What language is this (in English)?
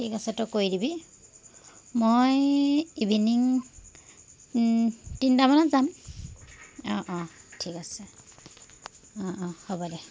Assamese